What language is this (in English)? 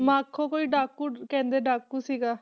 Punjabi